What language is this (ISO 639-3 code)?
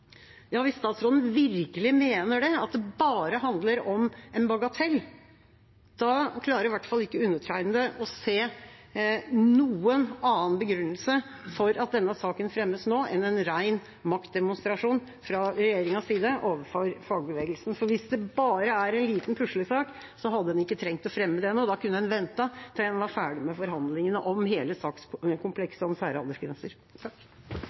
nob